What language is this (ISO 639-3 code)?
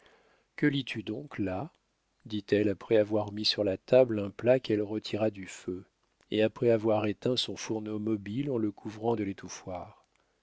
fra